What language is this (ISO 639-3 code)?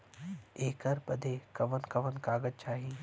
bho